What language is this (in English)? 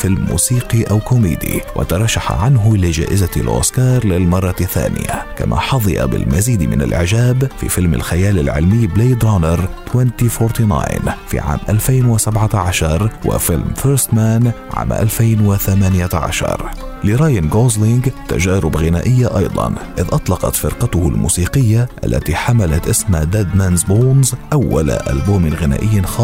Arabic